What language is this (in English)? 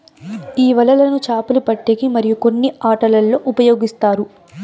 Telugu